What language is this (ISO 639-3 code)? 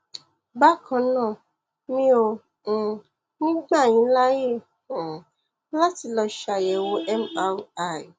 yor